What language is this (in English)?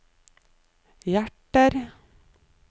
Norwegian